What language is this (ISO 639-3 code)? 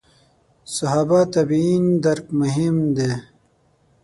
pus